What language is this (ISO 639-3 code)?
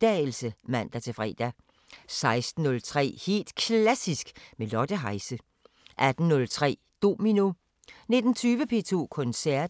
dan